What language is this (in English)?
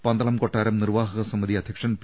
Malayalam